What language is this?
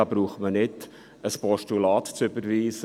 Swiss German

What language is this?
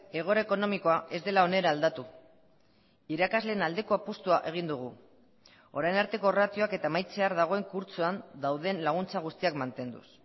Basque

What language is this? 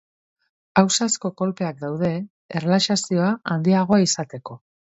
Basque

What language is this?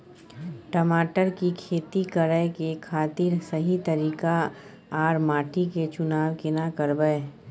Maithili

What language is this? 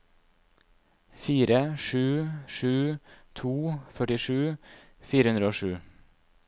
Norwegian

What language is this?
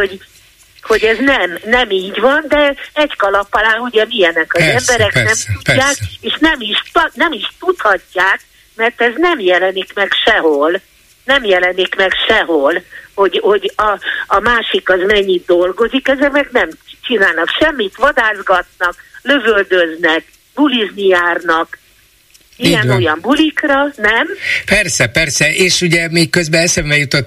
Hungarian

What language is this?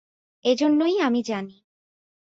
Bangla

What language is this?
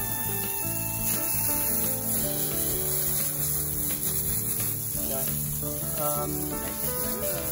Vietnamese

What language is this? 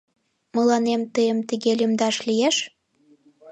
Mari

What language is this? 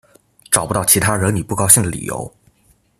Chinese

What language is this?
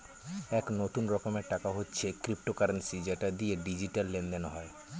Bangla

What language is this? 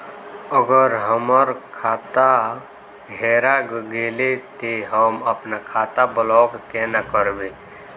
Magahi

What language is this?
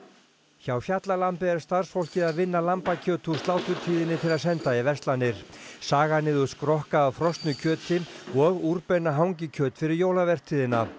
Icelandic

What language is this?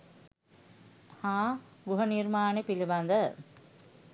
Sinhala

